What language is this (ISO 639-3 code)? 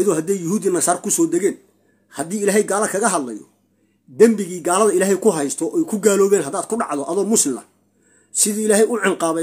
ara